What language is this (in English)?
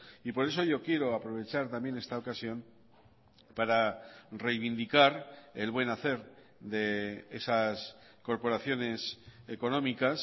Spanish